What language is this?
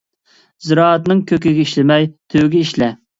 Uyghur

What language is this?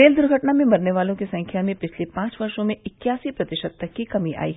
Hindi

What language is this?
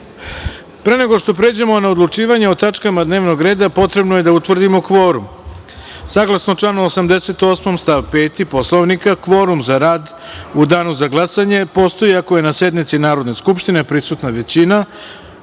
Serbian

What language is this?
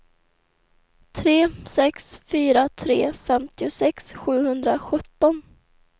Swedish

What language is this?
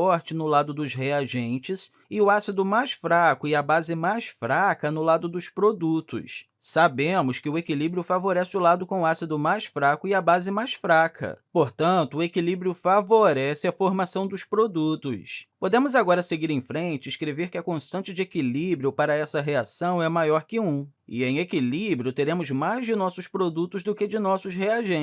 Portuguese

